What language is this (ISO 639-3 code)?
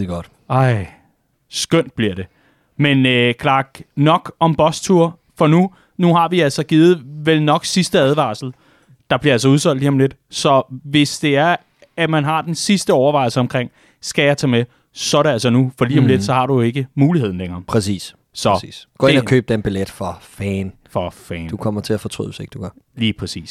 dan